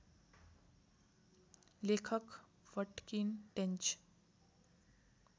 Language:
Nepali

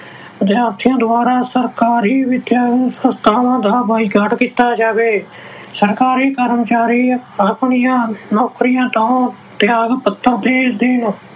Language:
Punjabi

